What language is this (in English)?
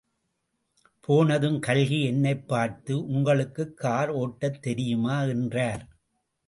Tamil